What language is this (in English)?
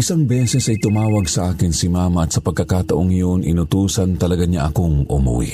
Filipino